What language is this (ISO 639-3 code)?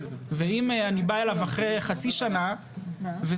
heb